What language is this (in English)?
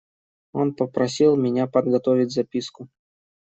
Russian